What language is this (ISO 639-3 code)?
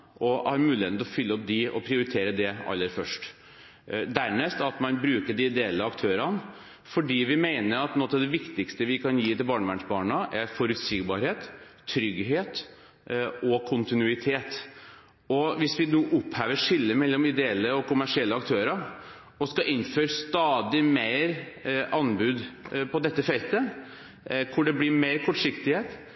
nob